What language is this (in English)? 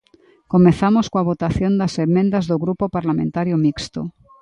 Galician